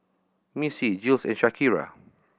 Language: English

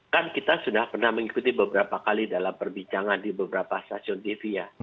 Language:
Indonesian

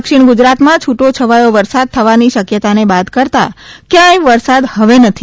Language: Gujarati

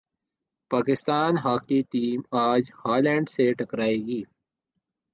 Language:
Urdu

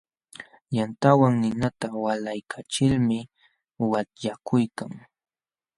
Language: Jauja Wanca Quechua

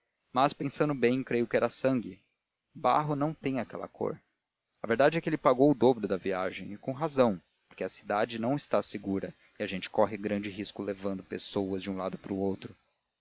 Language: Portuguese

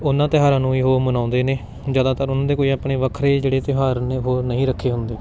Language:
Punjabi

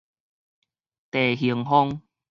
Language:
Min Nan Chinese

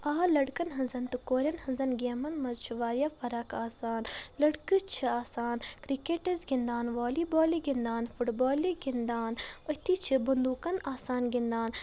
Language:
Kashmiri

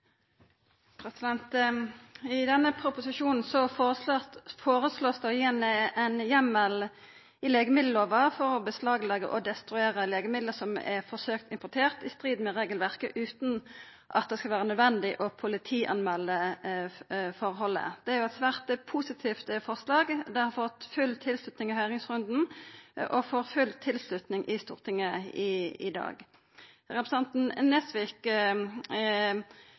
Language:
Norwegian Nynorsk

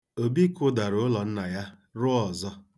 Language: Igbo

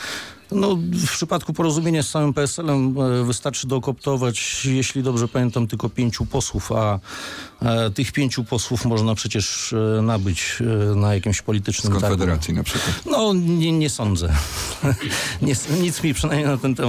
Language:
Polish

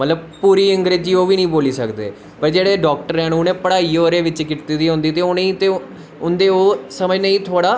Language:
Dogri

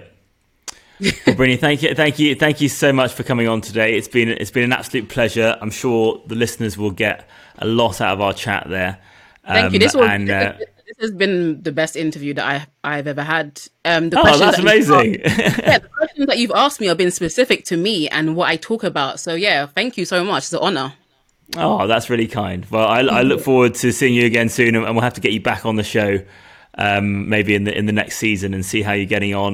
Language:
English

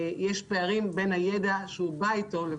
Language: Hebrew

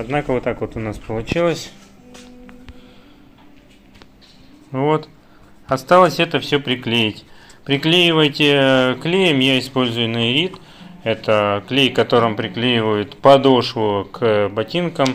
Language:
Russian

